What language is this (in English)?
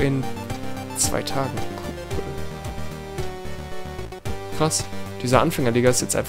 German